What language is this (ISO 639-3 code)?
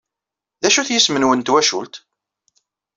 kab